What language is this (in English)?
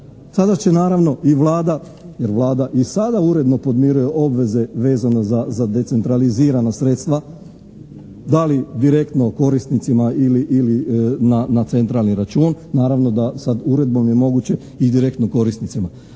Croatian